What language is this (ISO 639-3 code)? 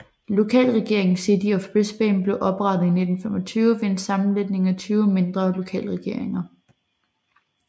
dan